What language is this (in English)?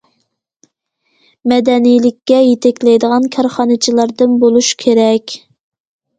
Uyghur